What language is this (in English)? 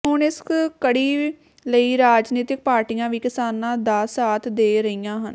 Punjabi